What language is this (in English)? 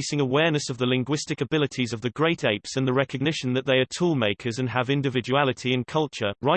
English